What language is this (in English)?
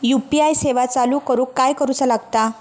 Marathi